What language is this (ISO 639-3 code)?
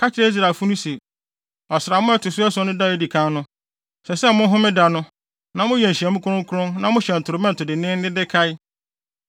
aka